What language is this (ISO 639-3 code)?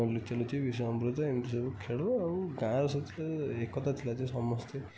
ori